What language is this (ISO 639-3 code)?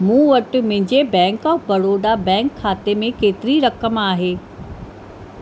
snd